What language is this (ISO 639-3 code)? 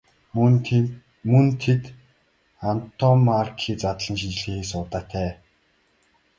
mon